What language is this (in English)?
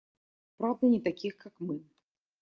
Russian